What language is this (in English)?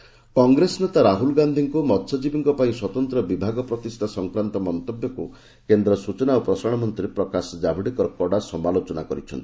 Odia